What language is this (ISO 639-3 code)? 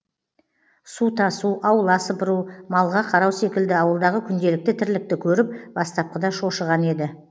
kaz